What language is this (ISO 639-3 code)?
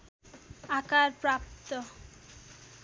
nep